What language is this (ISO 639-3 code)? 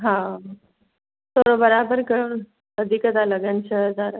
snd